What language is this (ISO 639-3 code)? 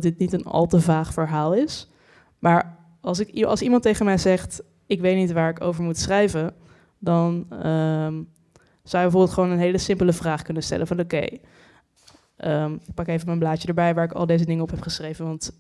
nld